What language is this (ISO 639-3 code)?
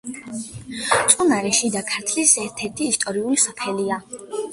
kat